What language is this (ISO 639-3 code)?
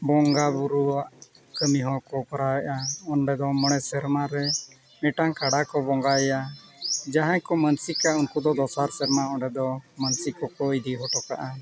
sat